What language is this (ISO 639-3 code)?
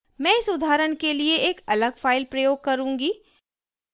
hin